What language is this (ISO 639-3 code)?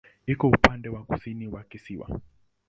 swa